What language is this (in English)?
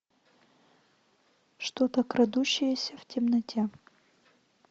Russian